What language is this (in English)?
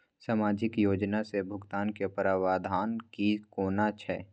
Maithili